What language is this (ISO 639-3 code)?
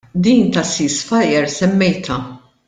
mlt